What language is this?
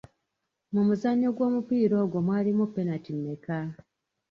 Ganda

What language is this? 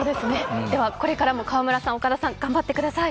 Japanese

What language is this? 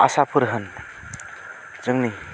Bodo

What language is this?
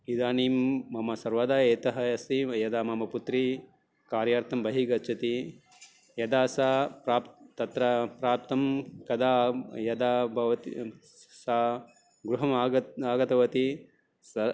Sanskrit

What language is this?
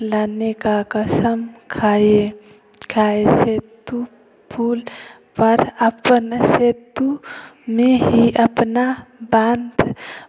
Hindi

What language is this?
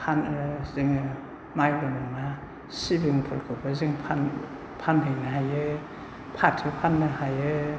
Bodo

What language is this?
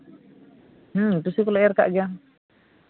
Santali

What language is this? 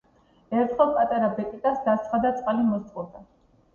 Georgian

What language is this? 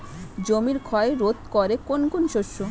Bangla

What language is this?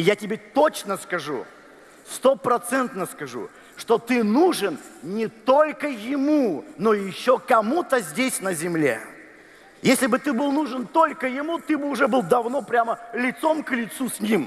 Russian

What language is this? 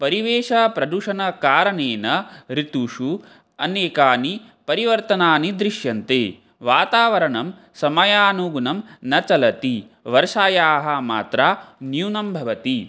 Sanskrit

